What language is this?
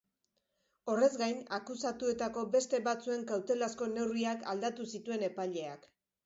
Basque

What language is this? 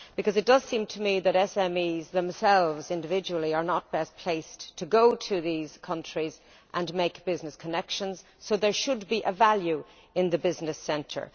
English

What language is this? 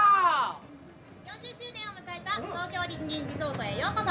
Japanese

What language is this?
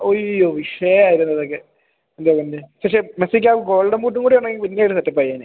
Malayalam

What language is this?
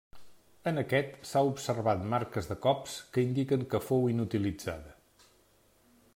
Catalan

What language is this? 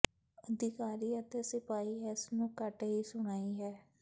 Punjabi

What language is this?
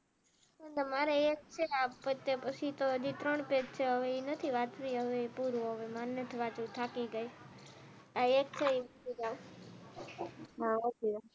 Gujarati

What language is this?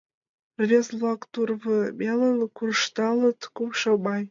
Mari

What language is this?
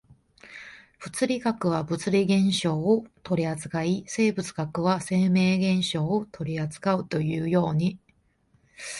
Japanese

